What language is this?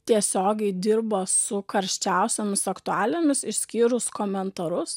Lithuanian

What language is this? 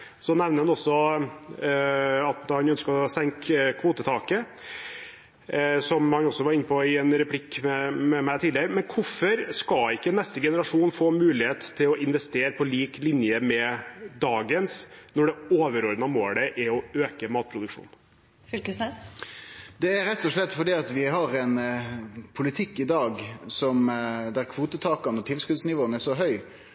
Norwegian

